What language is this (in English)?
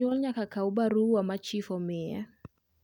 Luo (Kenya and Tanzania)